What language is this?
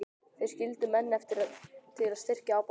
Icelandic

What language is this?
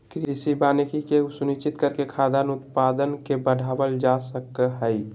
Magahi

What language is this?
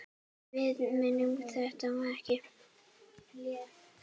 Icelandic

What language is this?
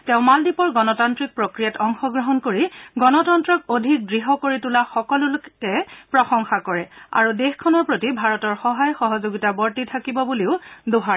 Assamese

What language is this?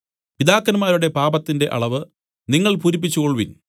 Malayalam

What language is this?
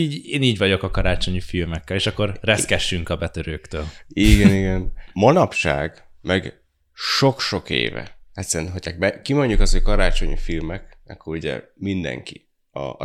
Hungarian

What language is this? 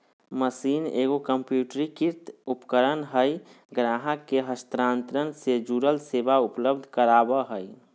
Magahi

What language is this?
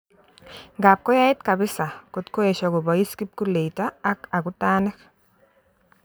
Kalenjin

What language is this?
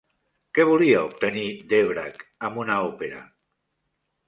Catalan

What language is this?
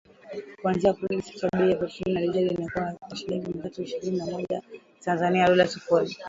Swahili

